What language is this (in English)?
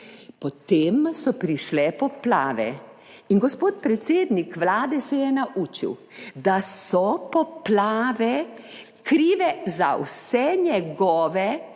Slovenian